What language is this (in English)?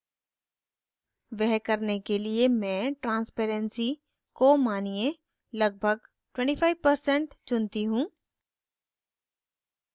Hindi